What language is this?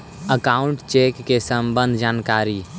Magahi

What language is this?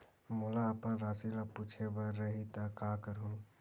Chhattisgarhi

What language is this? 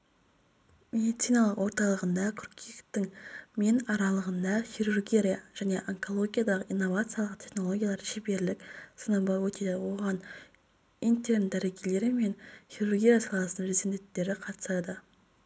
Kazakh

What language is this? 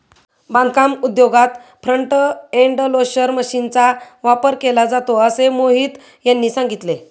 Marathi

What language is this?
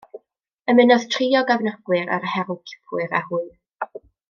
Welsh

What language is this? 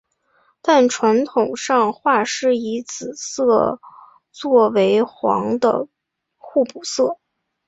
Chinese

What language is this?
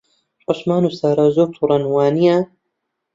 Central Kurdish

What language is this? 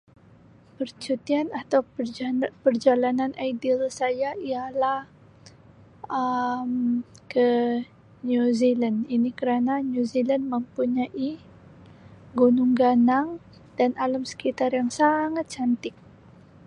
Sabah Malay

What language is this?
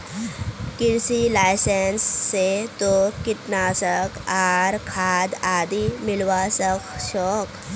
Magahi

